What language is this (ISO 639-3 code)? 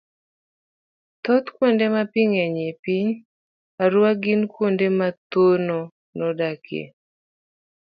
luo